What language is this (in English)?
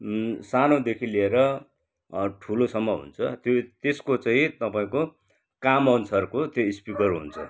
Nepali